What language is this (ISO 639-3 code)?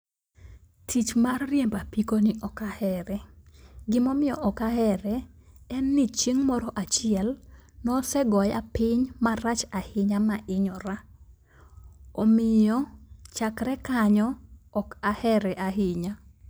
luo